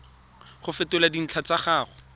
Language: Tswana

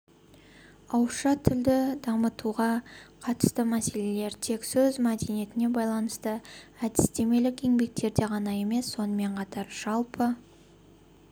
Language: Kazakh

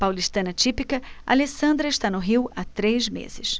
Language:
Portuguese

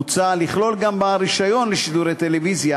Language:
Hebrew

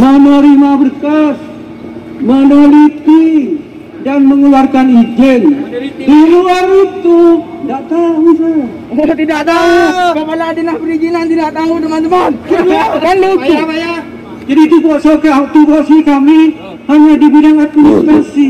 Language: Indonesian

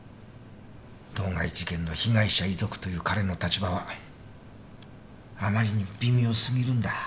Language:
Japanese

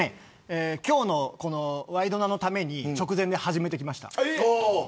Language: Japanese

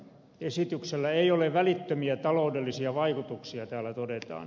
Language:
Finnish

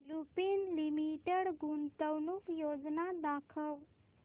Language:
Marathi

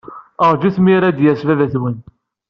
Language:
Kabyle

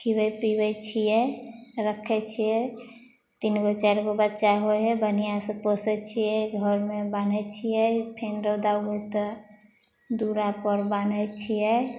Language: Maithili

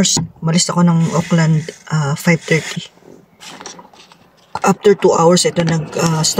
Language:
Filipino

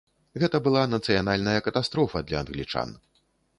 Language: Belarusian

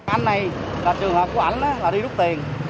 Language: Vietnamese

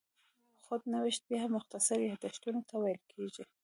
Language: Pashto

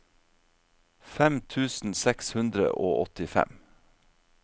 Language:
Norwegian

